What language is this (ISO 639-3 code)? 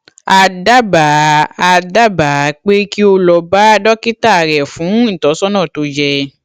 yor